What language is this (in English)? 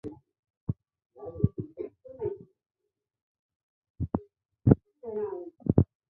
Chinese